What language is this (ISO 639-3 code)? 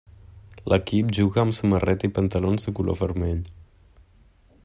cat